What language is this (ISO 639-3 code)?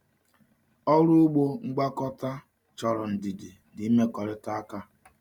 ibo